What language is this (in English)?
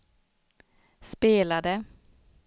Swedish